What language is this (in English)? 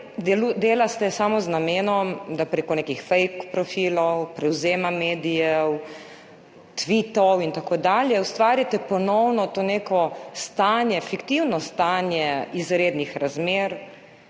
Slovenian